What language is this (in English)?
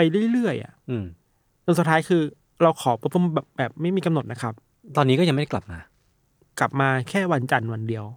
Thai